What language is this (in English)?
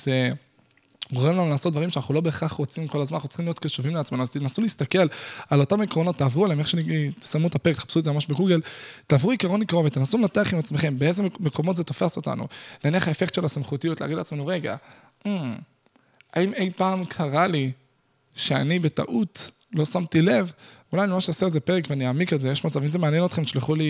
Hebrew